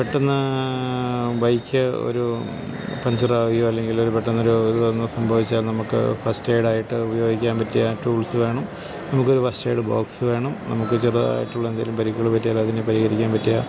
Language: Malayalam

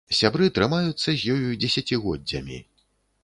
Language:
Belarusian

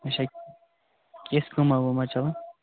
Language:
Kashmiri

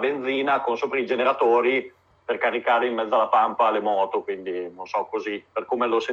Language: Italian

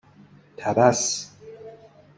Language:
Persian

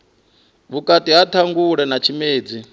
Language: Venda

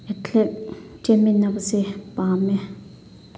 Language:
Manipuri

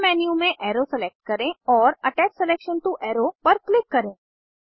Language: Hindi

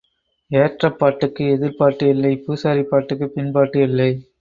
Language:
Tamil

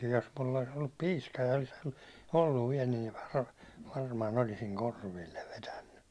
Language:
Finnish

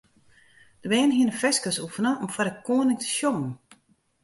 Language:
Western Frisian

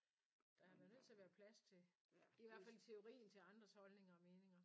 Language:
Danish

